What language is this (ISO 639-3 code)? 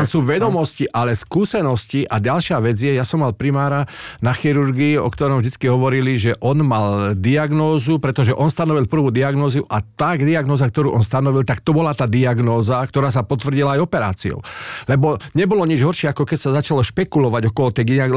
slk